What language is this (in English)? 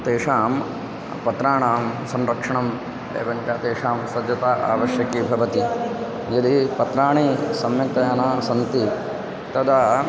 Sanskrit